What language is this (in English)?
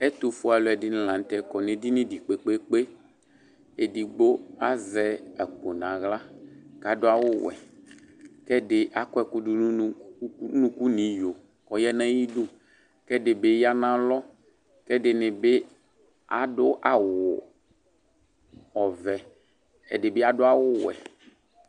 Ikposo